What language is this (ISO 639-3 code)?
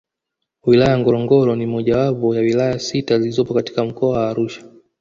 swa